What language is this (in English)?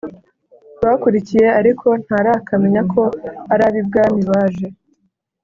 Kinyarwanda